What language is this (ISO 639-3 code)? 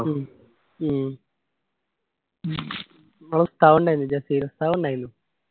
mal